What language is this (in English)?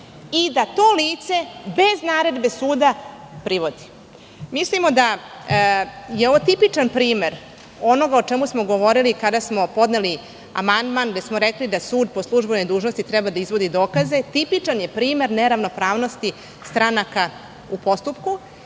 Serbian